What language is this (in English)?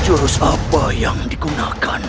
Indonesian